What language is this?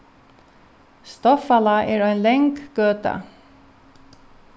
Faroese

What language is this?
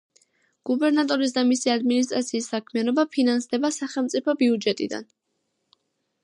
Georgian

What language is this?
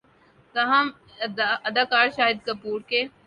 Urdu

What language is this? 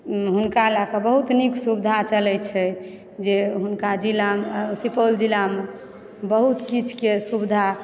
Maithili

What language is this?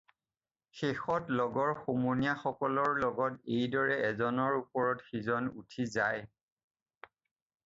Assamese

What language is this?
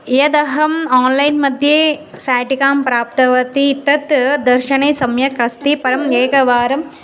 Sanskrit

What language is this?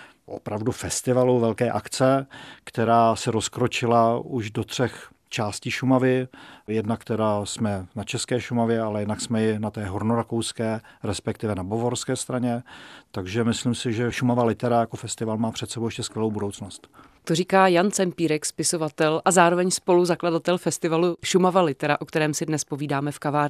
Czech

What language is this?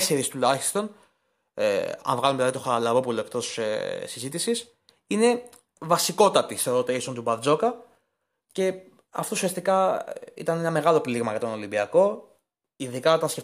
Greek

